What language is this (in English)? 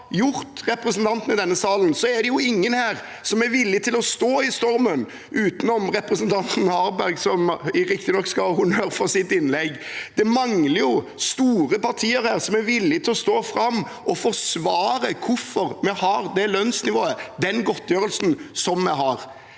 Norwegian